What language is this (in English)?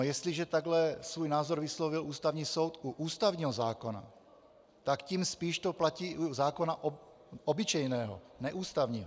Czech